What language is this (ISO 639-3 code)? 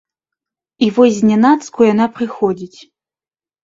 bel